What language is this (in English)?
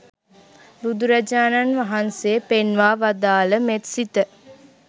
Sinhala